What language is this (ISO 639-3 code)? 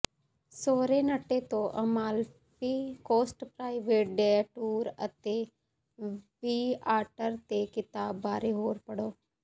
pan